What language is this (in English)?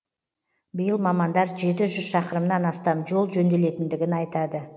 Kazakh